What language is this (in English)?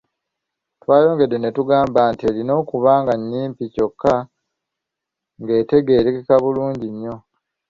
Ganda